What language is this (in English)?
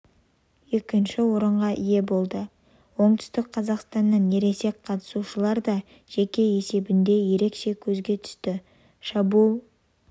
Kazakh